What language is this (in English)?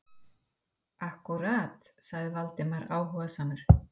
Icelandic